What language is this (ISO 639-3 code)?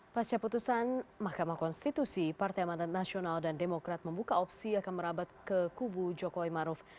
ind